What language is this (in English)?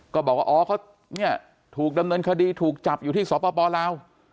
Thai